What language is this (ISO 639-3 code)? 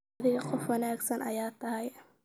som